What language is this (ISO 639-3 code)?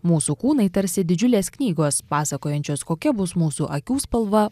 lit